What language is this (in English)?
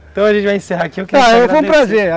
Portuguese